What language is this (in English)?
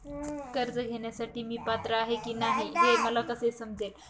Marathi